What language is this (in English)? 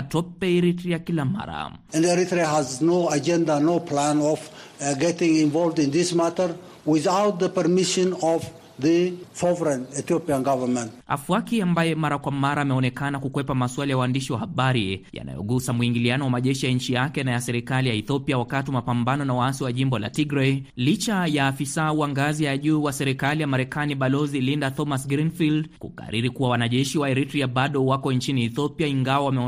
Swahili